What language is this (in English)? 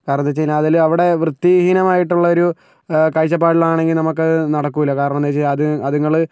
Malayalam